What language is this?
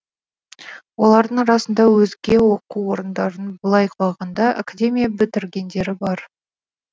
Kazakh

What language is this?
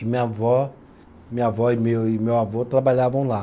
Portuguese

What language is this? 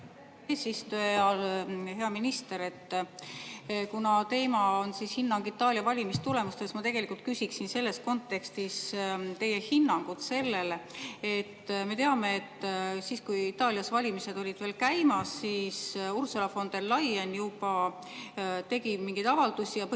Estonian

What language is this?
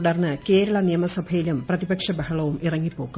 Malayalam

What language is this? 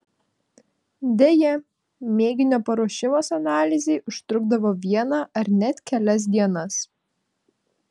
Lithuanian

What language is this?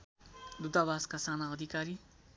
Nepali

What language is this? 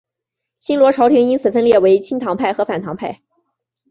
Chinese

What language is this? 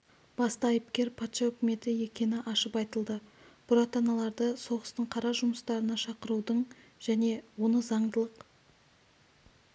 Kazakh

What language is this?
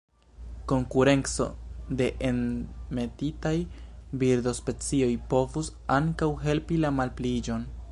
Esperanto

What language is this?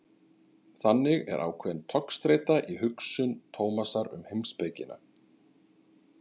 Icelandic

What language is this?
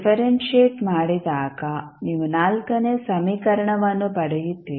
Kannada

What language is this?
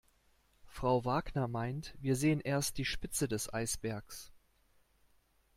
German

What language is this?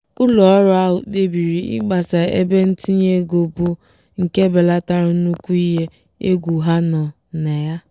Igbo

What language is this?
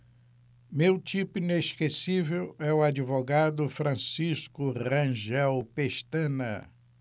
Portuguese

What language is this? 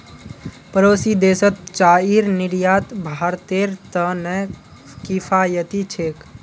Magahi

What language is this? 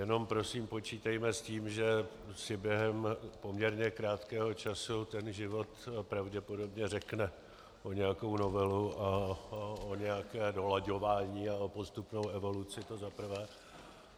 Czech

